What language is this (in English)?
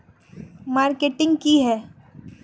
Magahi